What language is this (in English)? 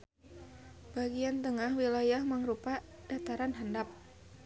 Sundanese